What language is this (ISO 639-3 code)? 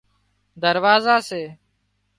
kxp